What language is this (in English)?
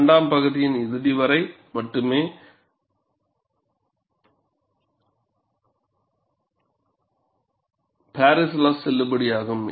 Tamil